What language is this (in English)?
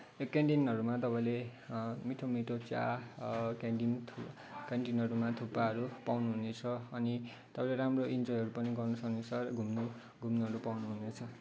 Nepali